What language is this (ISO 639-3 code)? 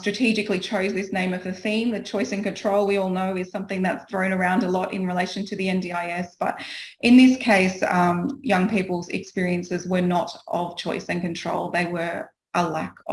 eng